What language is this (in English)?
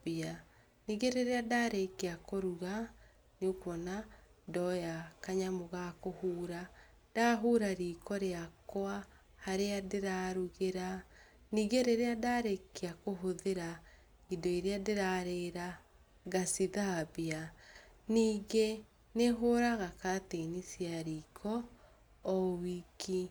Kikuyu